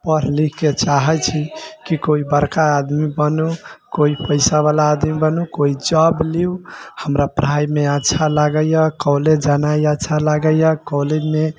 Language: Maithili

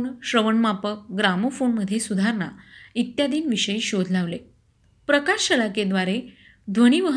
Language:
Marathi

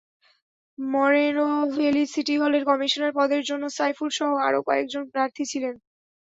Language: Bangla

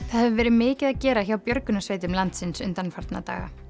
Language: Icelandic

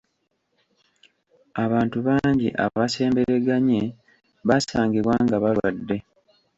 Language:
Ganda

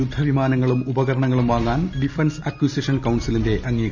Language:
Malayalam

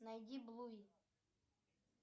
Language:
Russian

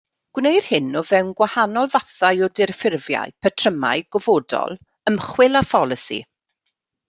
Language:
Welsh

